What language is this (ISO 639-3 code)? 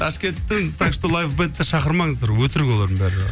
kaz